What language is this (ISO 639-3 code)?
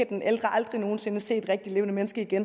dan